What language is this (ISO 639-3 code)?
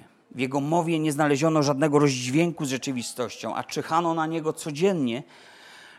pol